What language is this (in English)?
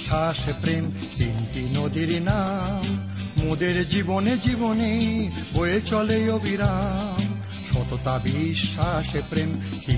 Bangla